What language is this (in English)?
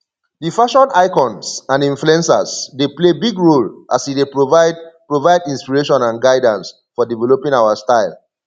Nigerian Pidgin